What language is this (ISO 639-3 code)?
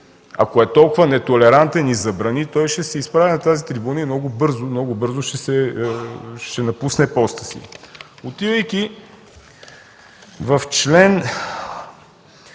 bul